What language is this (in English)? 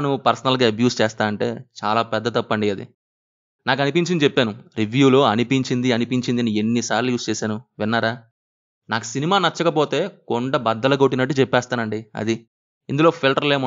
Telugu